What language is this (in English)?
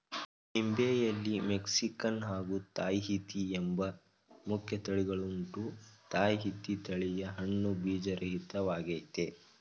Kannada